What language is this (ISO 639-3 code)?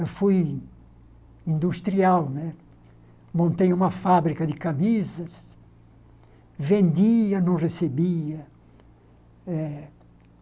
por